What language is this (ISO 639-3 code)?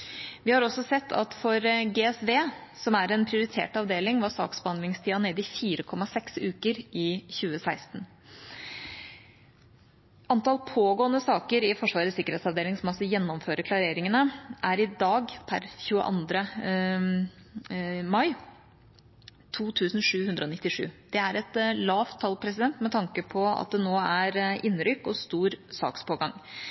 nob